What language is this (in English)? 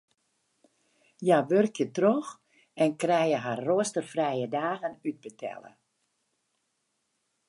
Western Frisian